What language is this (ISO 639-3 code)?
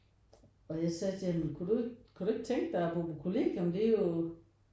dan